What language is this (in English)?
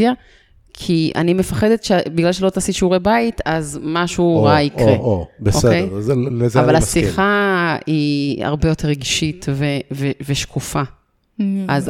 Hebrew